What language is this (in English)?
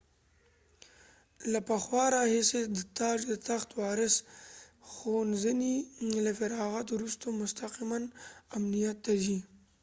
Pashto